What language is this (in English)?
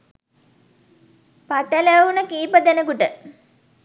Sinhala